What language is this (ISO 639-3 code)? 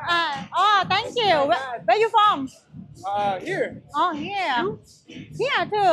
tha